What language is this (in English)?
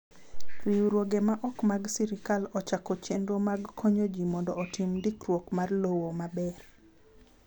Luo (Kenya and Tanzania)